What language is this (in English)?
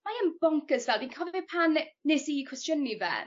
Welsh